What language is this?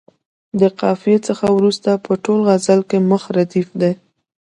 Pashto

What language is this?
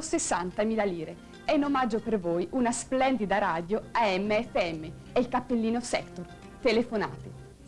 Italian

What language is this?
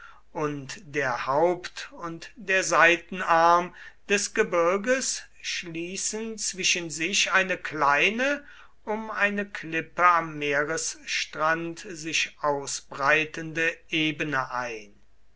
German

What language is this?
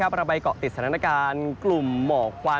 Thai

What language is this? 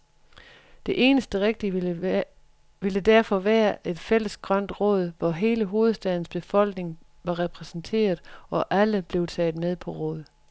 Danish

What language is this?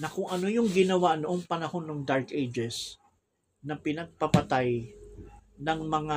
Filipino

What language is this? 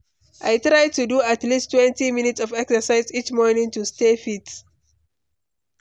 Nigerian Pidgin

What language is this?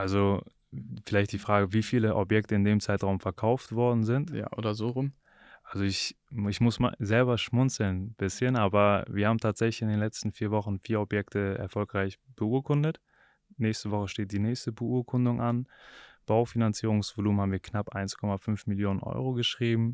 German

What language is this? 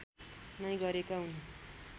Nepali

